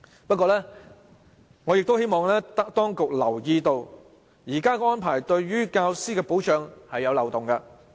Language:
Cantonese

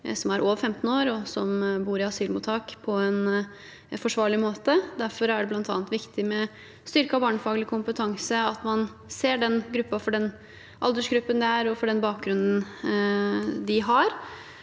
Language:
Norwegian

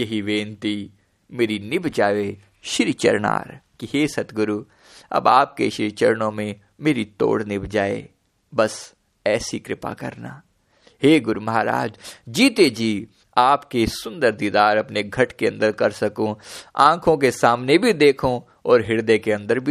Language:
Hindi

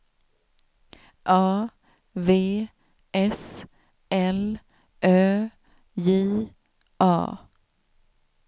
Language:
Swedish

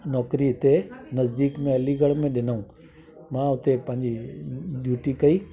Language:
Sindhi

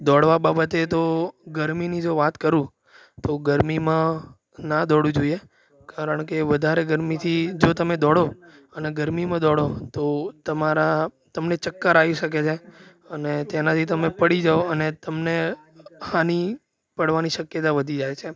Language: Gujarati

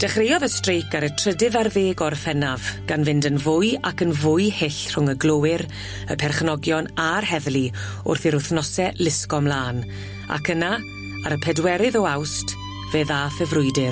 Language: Welsh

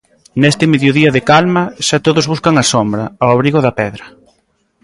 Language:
Galician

